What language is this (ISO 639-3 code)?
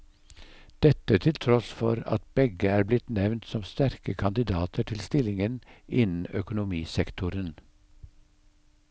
nor